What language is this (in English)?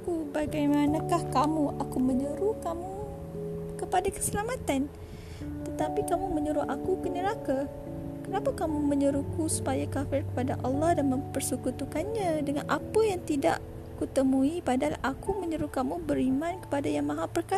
Malay